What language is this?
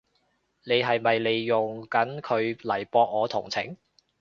Cantonese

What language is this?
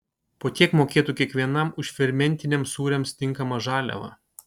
Lithuanian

